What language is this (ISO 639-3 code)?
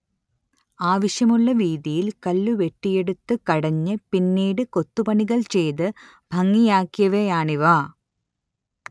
mal